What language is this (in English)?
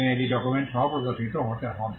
Bangla